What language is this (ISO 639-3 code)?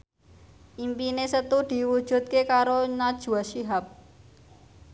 jav